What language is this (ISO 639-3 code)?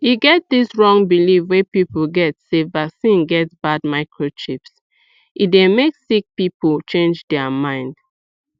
pcm